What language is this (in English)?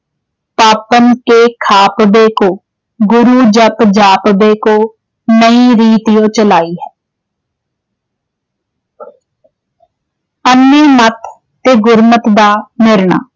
Punjabi